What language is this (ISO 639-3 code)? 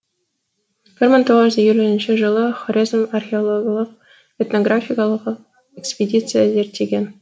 kaz